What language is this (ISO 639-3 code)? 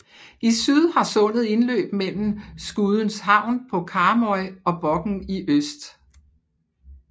dan